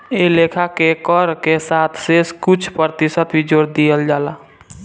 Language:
Bhojpuri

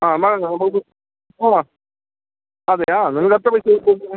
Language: Malayalam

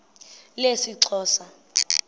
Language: Xhosa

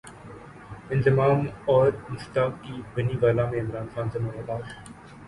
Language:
Urdu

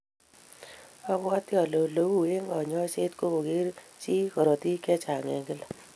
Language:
Kalenjin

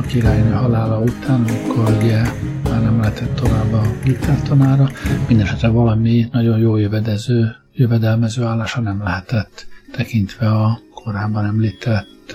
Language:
Hungarian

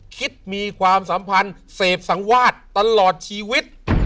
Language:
Thai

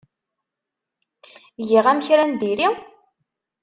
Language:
Kabyle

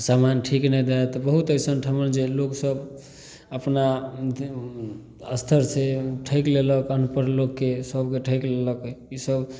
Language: Maithili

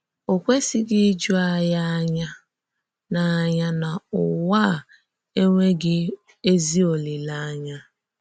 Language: Igbo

